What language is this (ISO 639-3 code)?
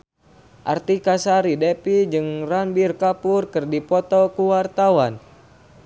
sun